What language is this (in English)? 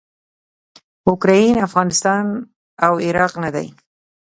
Pashto